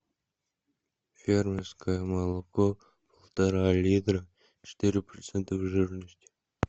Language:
Russian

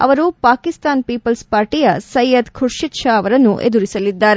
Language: Kannada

